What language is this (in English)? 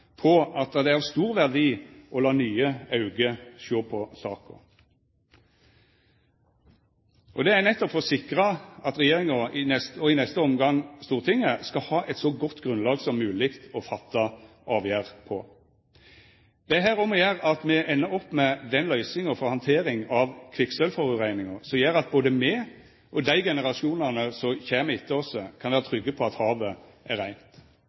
Norwegian Nynorsk